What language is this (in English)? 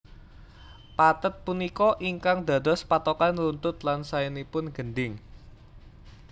Javanese